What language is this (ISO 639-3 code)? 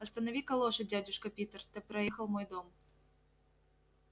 rus